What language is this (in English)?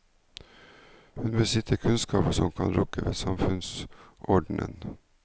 Norwegian